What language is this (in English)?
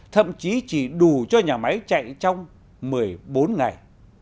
Vietnamese